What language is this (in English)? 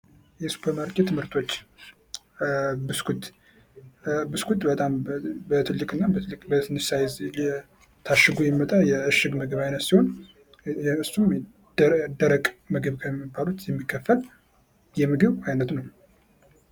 Amharic